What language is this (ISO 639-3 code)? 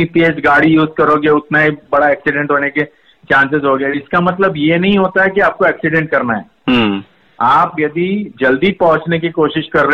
hin